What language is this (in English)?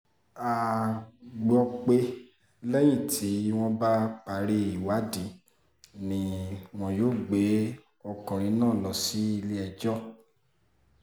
Yoruba